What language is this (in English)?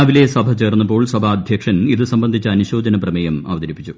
Malayalam